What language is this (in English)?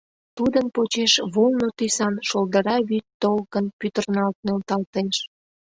Mari